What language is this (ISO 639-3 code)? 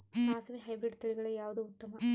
kan